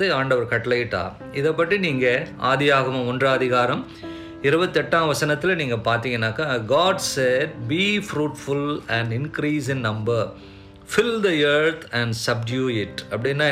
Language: Tamil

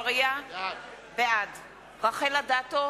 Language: Hebrew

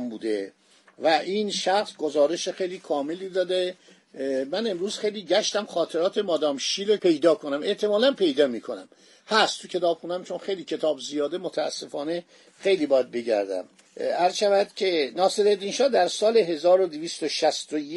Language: Persian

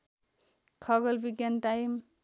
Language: Nepali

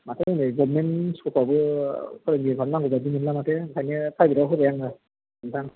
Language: Bodo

